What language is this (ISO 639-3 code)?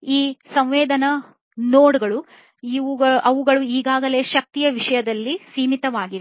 kan